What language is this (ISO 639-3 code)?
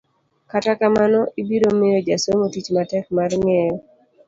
luo